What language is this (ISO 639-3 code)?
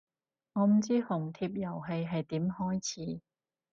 yue